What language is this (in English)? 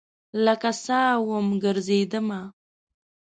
Pashto